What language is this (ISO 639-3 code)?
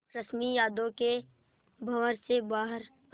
hin